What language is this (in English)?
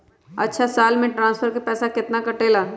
Magahi